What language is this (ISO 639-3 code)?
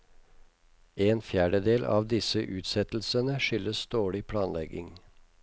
nor